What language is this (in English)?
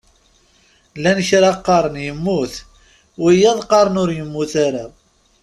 Kabyle